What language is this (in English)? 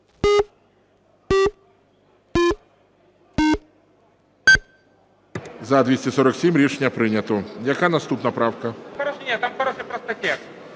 Ukrainian